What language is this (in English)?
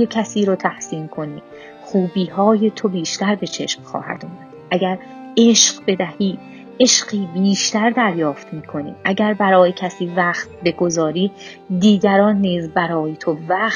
Persian